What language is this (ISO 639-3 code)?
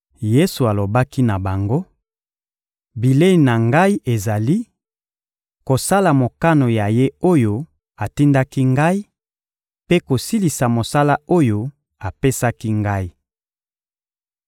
lin